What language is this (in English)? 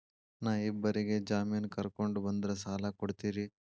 Kannada